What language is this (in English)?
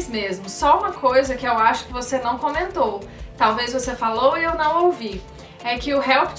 Portuguese